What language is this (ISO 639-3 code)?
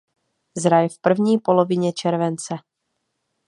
ces